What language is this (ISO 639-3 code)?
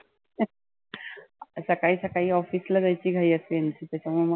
mar